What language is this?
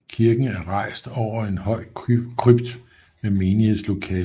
Danish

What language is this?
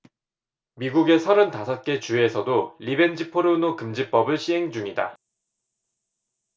Korean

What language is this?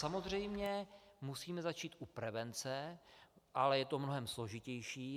Czech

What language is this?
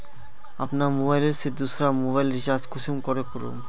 Magahi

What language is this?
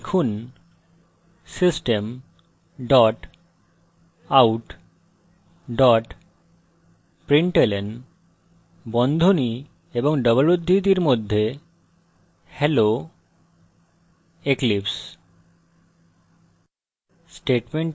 Bangla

